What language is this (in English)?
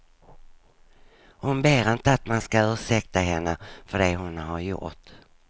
Swedish